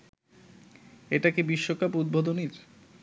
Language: Bangla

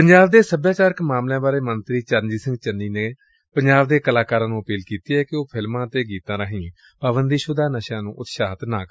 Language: Punjabi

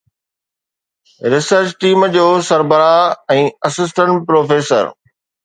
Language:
Sindhi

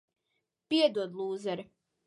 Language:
Latvian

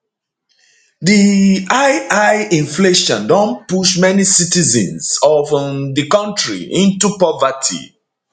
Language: Nigerian Pidgin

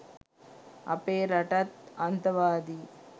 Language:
Sinhala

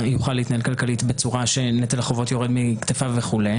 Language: Hebrew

